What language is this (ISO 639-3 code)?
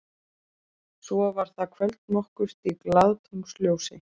isl